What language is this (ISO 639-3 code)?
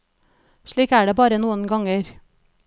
nor